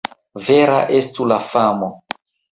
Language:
Esperanto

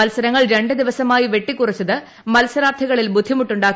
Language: Malayalam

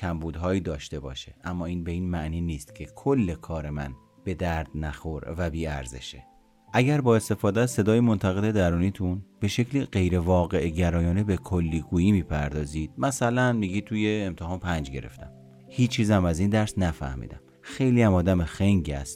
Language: Persian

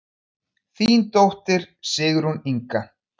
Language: Icelandic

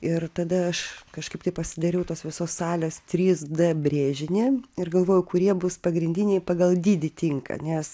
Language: Lithuanian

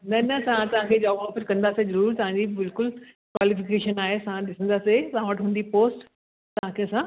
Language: Sindhi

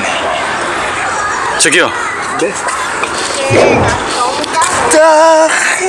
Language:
Korean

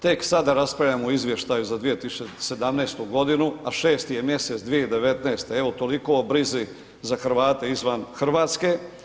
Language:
Croatian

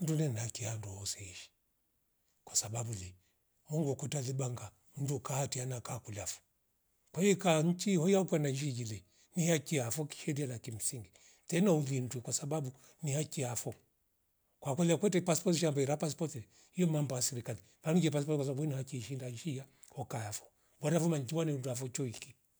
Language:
Rombo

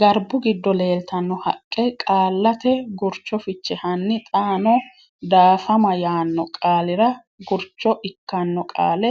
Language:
Sidamo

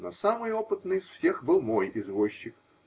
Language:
Russian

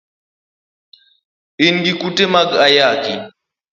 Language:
Luo (Kenya and Tanzania)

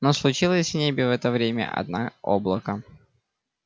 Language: Russian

